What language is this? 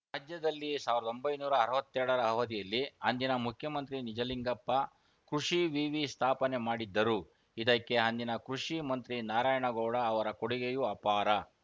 Kannada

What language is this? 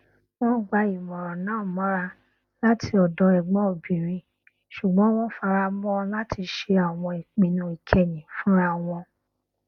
Yoruba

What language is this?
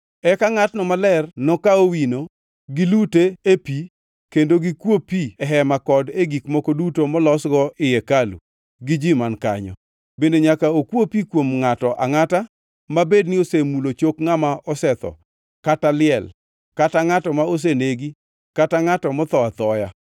Luo (Kenya and Tanzania)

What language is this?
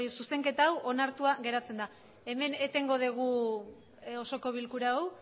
Basque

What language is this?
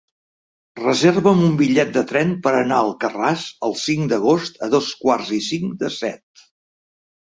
Catalan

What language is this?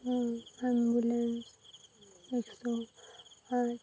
Odia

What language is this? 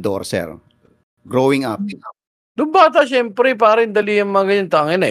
Filipino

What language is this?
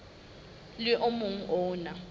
Southern Sotho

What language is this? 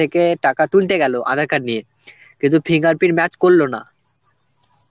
Bangla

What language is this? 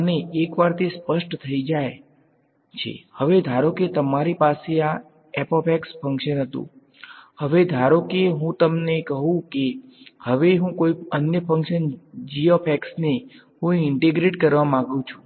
Gujarati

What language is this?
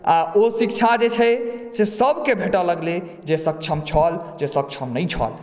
Maithili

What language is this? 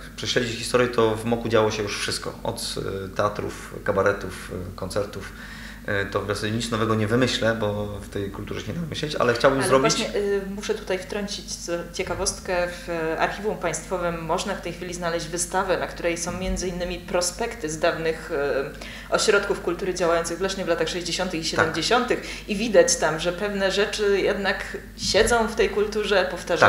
Polish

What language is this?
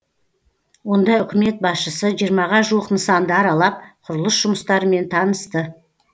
Kazakh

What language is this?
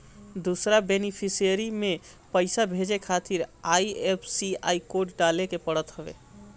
Bhojpuri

